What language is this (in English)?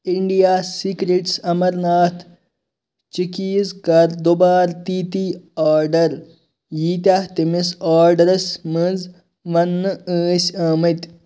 Kashmiri